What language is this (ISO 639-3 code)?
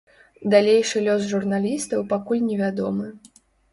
bel